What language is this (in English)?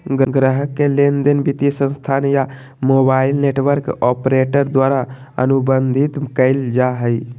Magahi